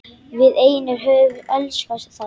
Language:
Icelandic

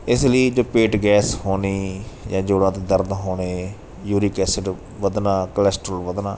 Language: Punjabi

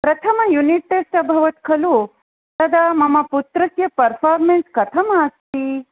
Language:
Sanskrit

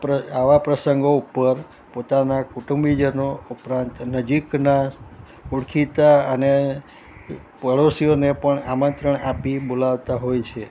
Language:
Gujarati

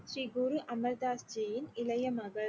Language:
Tamil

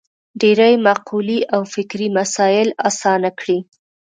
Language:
Pashto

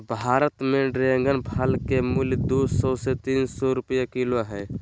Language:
Magahi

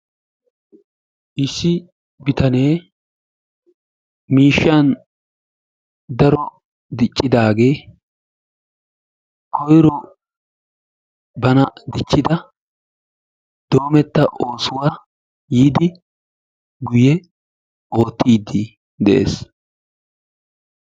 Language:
Wolaytta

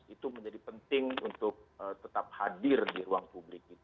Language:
Indonesian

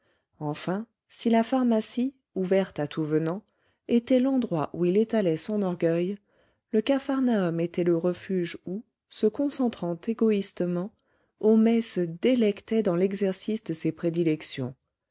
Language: French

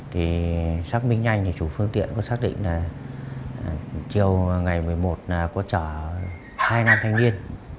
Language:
Vietnamese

